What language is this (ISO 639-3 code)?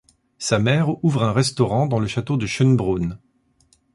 fra